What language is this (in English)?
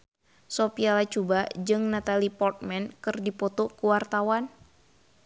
Sundanese